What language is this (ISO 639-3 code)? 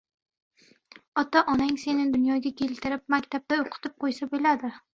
uzb